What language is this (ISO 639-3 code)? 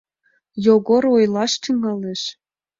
chm